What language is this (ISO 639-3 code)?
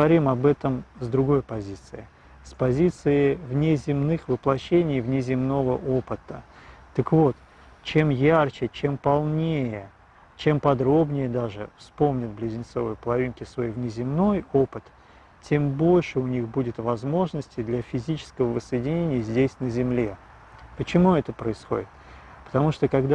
rus